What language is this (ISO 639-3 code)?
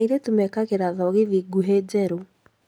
kik